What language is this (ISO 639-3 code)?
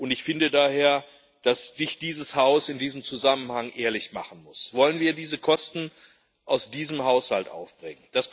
deu